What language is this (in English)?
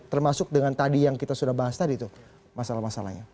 Indonesian